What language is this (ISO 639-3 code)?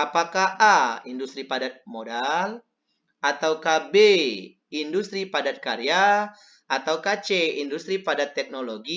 ind